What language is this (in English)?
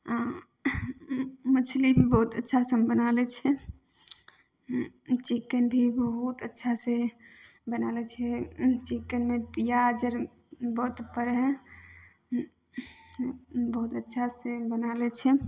Maithili